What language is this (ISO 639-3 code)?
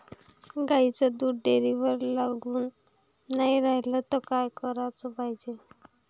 mar